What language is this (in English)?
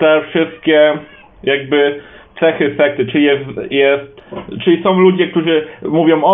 Polish